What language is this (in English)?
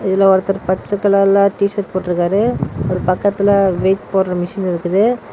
Tamil